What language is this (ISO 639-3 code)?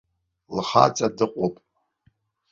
abk